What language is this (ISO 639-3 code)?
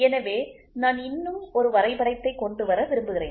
tam